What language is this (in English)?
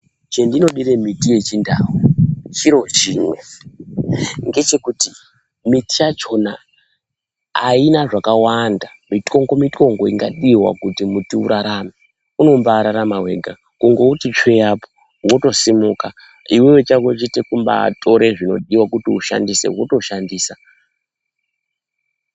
Ndau